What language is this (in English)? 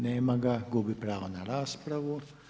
Croatian